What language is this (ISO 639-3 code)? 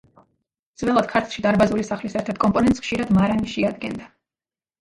kat